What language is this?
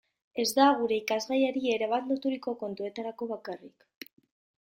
Basque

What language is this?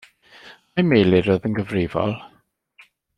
Welsh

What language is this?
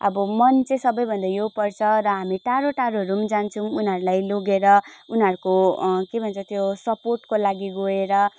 Nepali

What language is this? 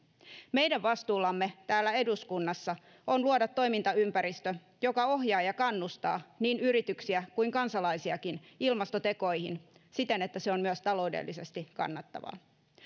Finnish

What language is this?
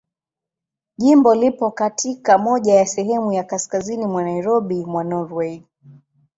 Swahili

